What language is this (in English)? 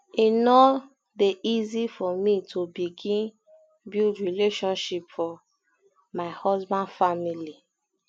Nigerian Pidgin